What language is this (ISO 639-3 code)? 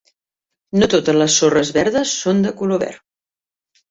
cat